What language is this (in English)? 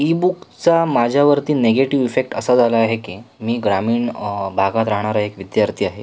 Marathi